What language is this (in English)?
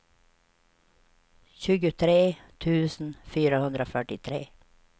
Swedish